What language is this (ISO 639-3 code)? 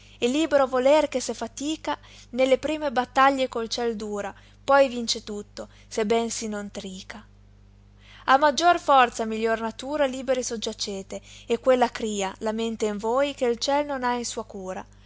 ita